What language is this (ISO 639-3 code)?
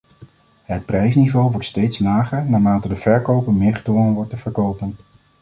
nld